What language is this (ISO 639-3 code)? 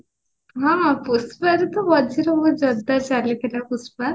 ori